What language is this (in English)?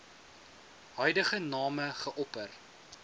Afrikaans